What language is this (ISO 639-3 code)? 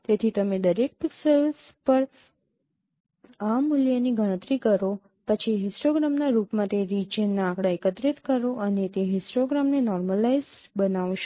guj